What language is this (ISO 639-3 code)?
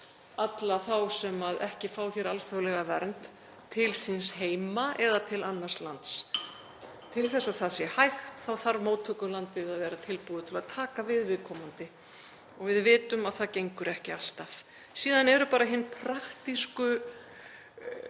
isl